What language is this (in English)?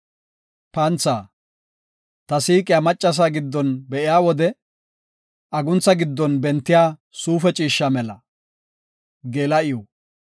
Gofa